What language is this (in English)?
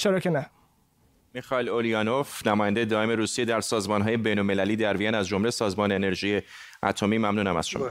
Persian